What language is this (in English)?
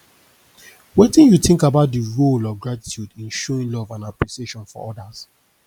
Nigerian Pidgin